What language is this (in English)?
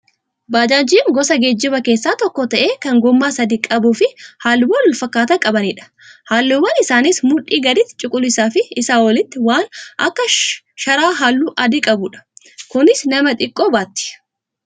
Oromo